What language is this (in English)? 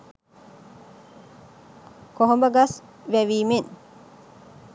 Sinhala